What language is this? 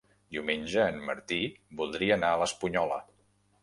Catalan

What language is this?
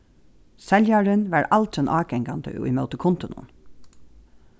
Faroese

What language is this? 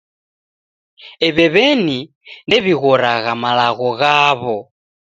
Taita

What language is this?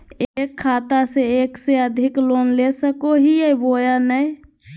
Magahi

